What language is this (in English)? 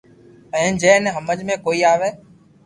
Loarki